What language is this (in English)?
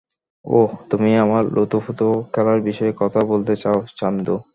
Bangla